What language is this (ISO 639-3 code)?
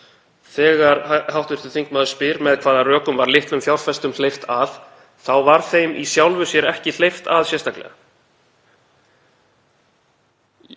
isl